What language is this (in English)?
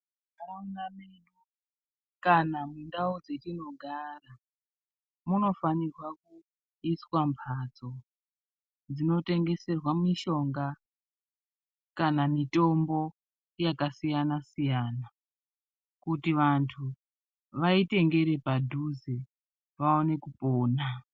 Ndau